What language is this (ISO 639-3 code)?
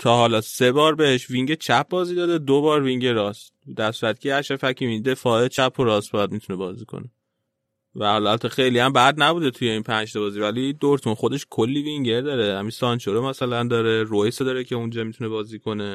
fas